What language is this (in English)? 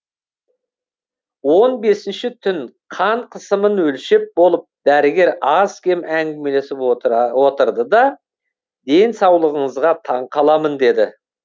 Kazakh